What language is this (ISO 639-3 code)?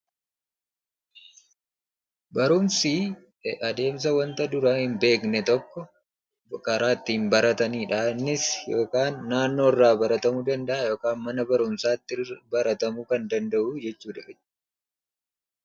orm